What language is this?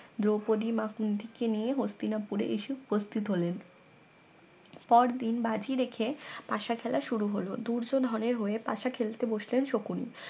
Bangla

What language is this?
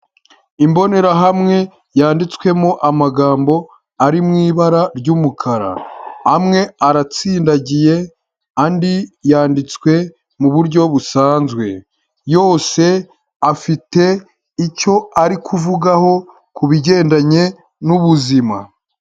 Kinyarwanda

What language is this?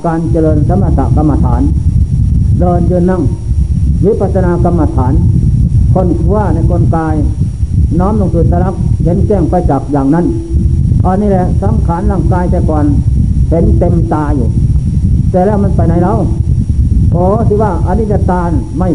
Thai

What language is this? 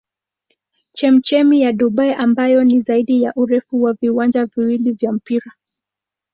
Swahili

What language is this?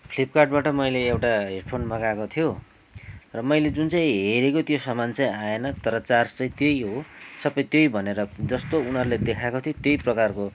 Nepali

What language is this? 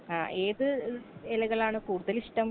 Malayalam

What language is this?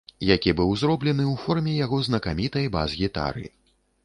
Belarusian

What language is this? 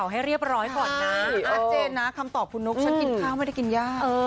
Thai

